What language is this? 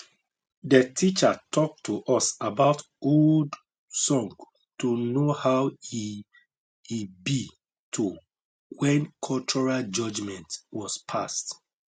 Nigerian Pidgin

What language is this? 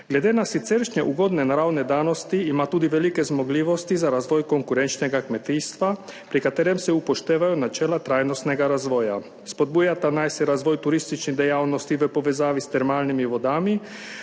Slovenian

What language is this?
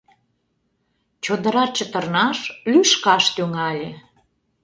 Mari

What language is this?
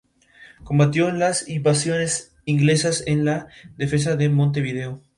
Spanish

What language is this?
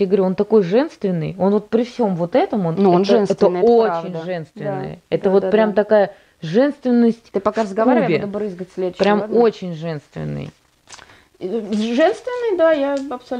Russian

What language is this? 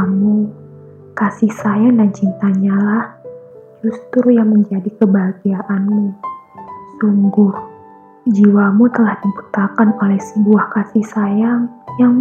Indonesian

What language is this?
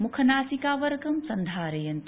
Sanskrit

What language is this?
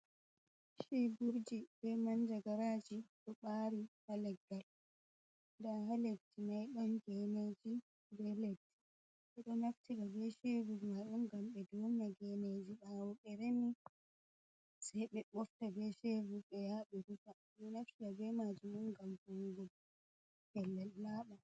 Fula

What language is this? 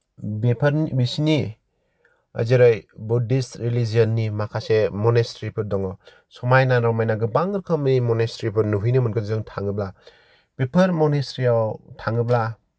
Bodo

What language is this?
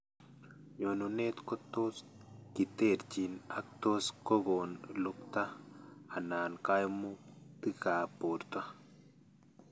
Kalenjin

